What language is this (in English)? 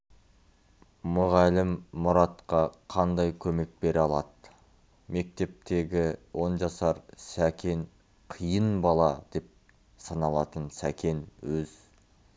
Kazakh